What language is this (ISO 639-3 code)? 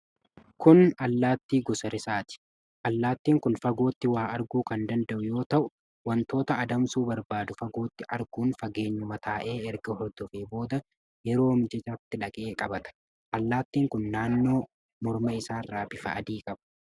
orm